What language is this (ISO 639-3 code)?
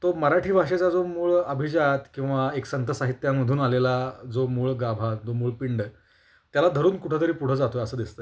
mar